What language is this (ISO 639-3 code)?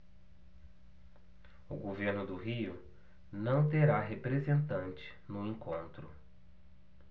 por